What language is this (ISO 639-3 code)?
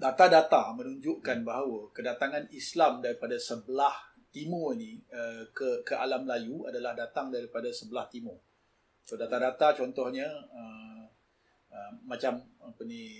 msa